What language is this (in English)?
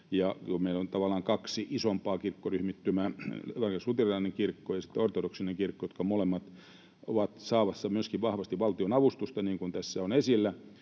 Finnish